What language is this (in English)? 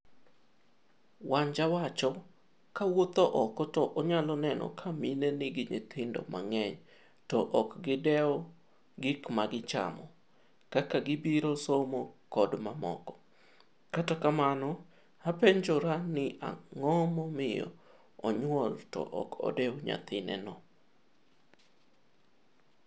Luo (Kenya and Tanzania)